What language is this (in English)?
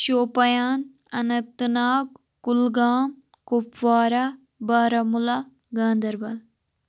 Kashmiri